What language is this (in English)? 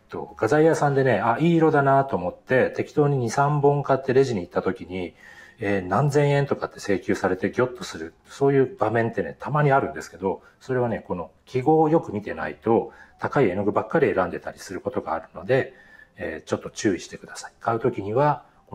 Japanese